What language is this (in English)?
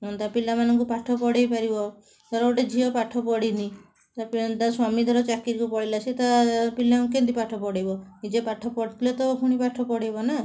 Odia